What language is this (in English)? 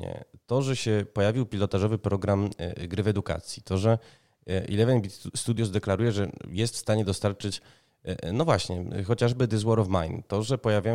Polish